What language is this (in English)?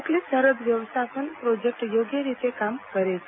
Gujarati